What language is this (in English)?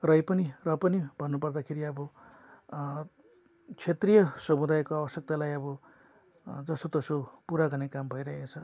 Nepali